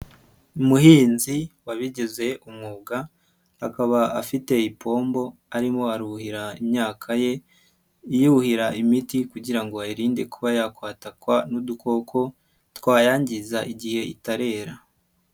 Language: Kinyarwanda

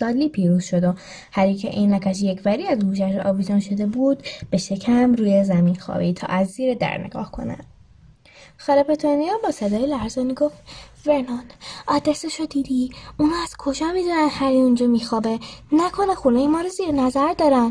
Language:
Persian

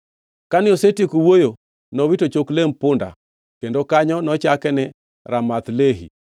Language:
Luo (Kenya and Tanzania)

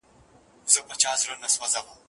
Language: Pashto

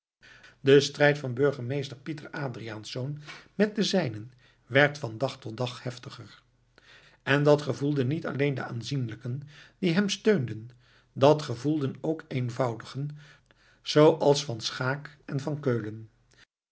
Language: Dutch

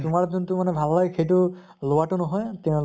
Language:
Assamese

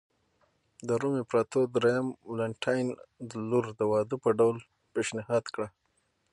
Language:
Pashto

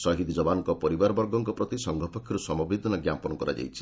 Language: Odia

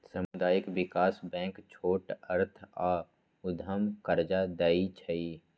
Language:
Magahi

